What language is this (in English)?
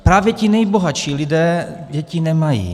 Czech